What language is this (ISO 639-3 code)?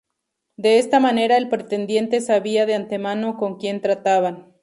spa